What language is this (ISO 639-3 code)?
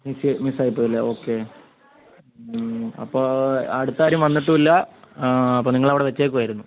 mal